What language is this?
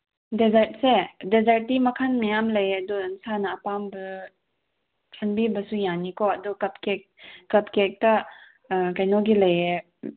Manipuri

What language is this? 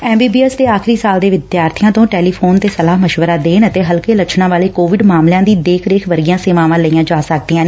Punjabi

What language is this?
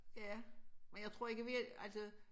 Danish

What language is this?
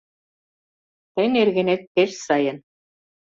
Mari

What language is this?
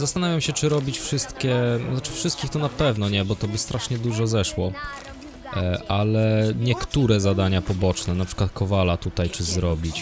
Polish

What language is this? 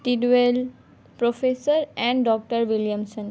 Urdu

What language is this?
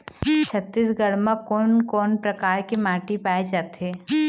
Chhattisgarhi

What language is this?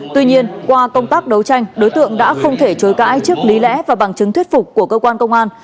Vietnamese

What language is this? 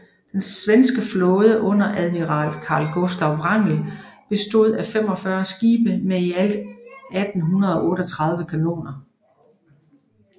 Danish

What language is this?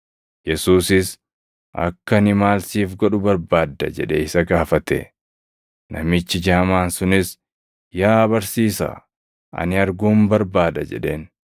Oromo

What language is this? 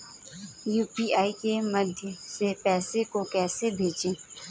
Hindi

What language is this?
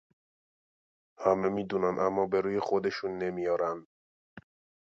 Persian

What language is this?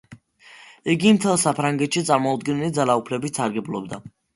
Georgian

